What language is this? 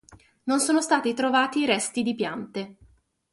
Italian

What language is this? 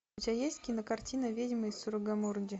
Russian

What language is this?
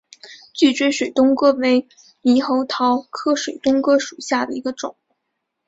Chinese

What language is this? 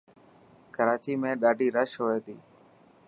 Dhatki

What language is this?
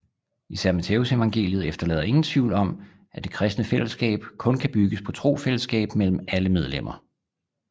Danish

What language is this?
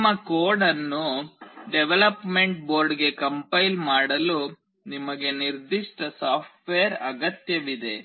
Kannada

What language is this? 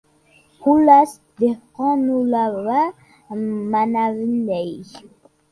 Uzbek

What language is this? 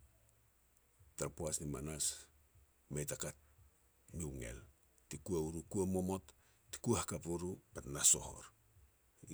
Petats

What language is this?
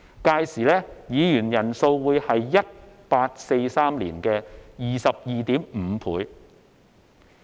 Cantonese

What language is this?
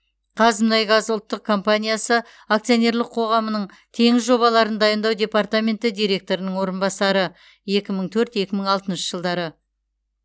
Kazakh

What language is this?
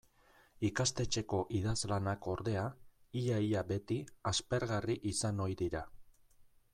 Basque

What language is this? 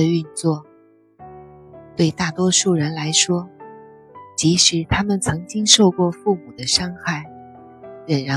Chinese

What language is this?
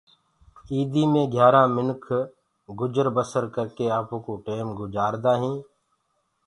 Gurgula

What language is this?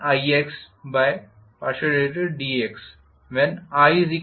Hindi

